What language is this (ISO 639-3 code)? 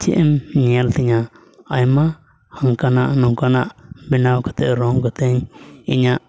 sat